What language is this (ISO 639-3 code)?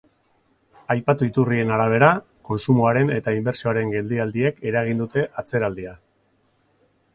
eus